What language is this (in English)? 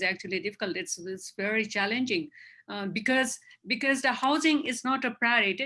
English